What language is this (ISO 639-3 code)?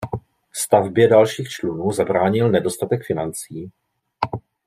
ces